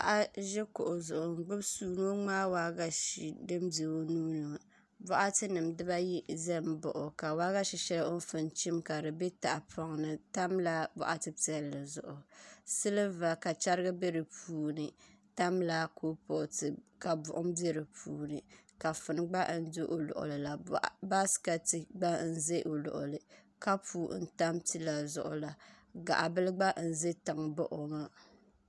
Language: Dagbani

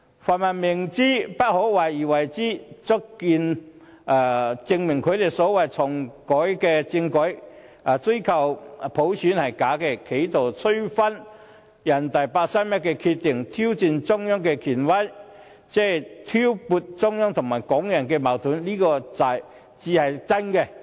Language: Cantonese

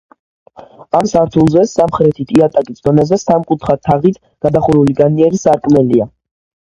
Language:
Georgian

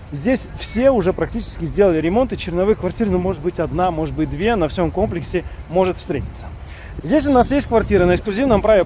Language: Russian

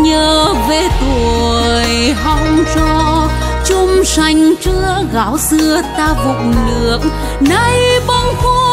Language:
Vietnamese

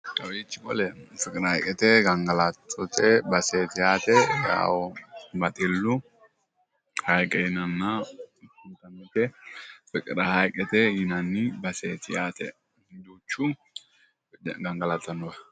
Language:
Sidamo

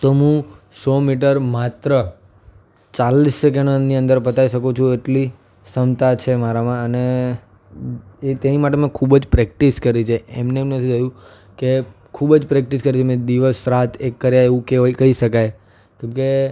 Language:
Gujarati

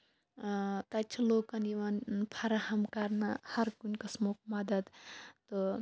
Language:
Kashmiri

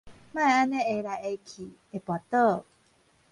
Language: Min Nan Chinese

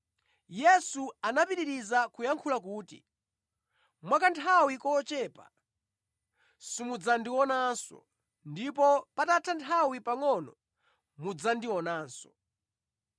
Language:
Nyanja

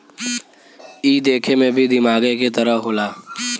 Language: Bhojpuri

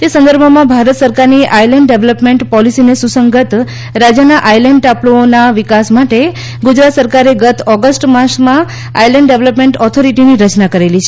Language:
Gujarati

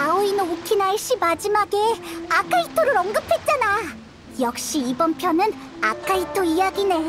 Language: Korean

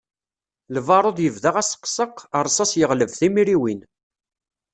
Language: Kabyle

